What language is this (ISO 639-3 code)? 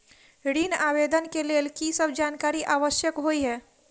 mai